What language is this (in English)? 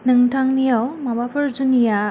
Bodo